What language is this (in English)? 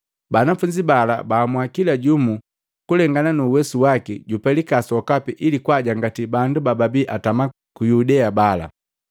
Matengo